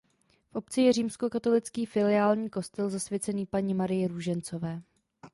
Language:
Czech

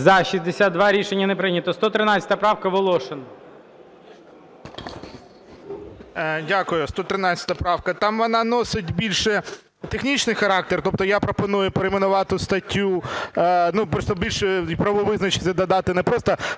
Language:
Ukrainian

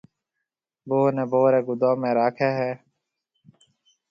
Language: Marwari (Pakistan)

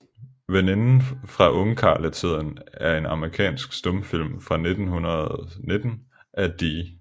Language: Danish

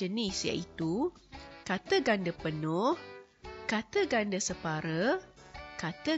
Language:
Malay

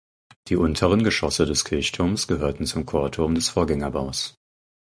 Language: German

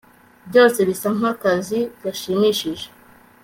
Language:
Kinyarwanda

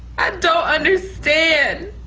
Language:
English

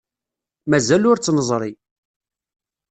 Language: Kabyle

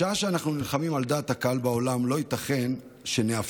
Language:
Hebrew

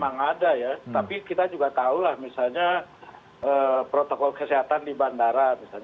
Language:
Indonesian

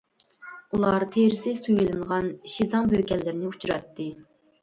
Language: Uyghur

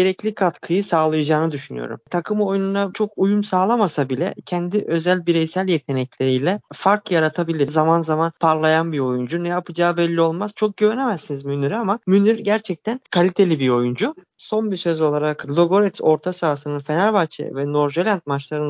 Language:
Turkish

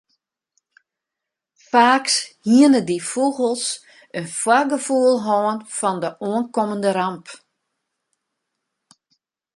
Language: Western Frisian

